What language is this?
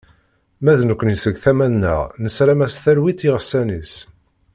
Kabyle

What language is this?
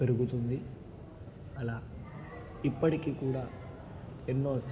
Telugu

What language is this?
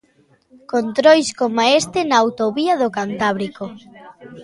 Galician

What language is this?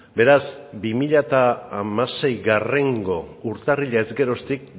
Basque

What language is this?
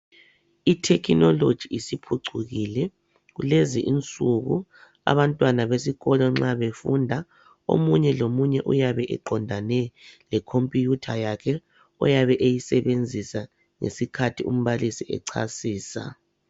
North Ndebele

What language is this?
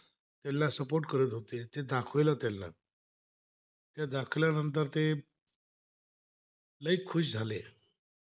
Marathi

